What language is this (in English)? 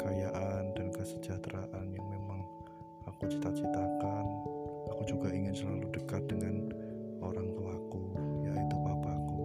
Indonesian